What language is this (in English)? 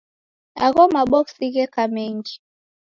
Taita